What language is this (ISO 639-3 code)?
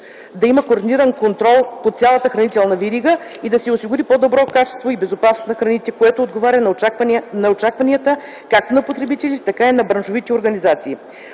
bul